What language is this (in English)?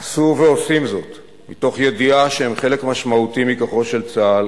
Hebrew